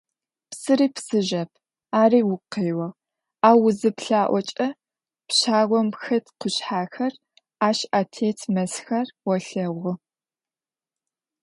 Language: Adyghe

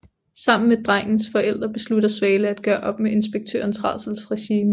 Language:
Danish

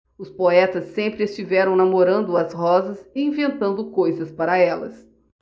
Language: Portuguese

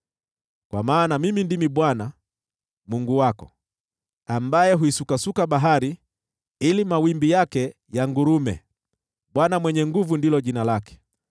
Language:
Swahili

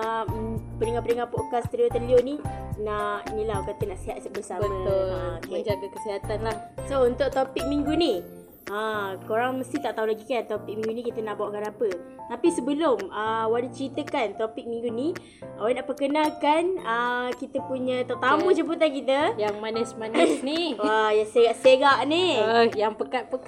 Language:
Malay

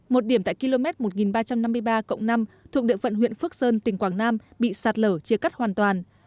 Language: Vietnamese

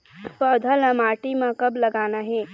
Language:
Chhattisgarhi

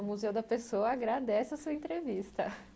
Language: Portuguese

